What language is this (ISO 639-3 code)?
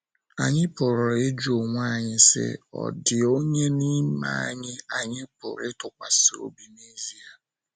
ibo